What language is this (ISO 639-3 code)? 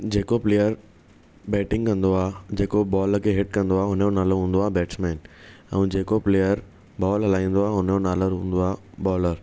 snd